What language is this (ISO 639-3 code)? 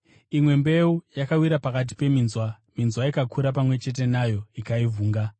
sna